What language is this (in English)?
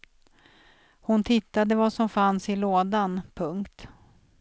Swedish